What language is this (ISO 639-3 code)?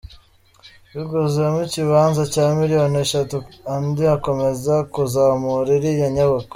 kin